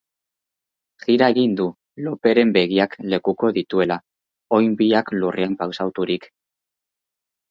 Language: Basque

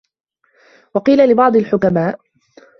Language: Arabic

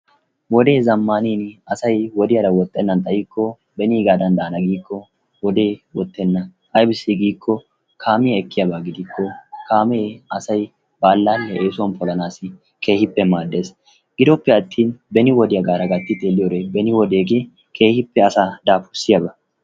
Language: Wolaytta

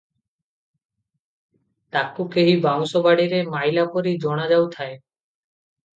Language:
Odia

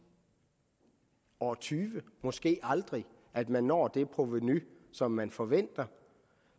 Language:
Danish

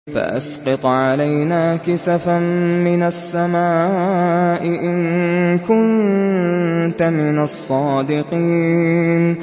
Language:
Arabic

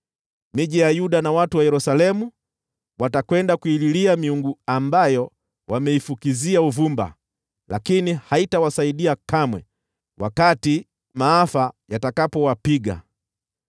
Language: Swahili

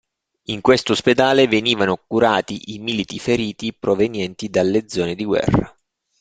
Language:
Italian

